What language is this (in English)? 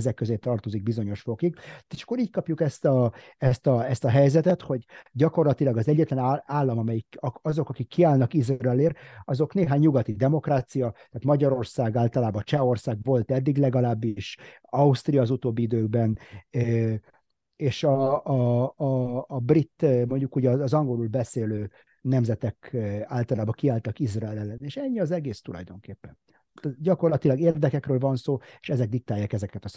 Hungarian